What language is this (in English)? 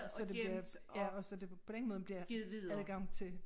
Danish